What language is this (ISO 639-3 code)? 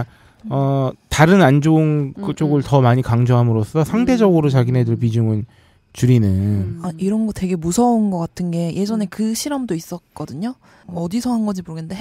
kor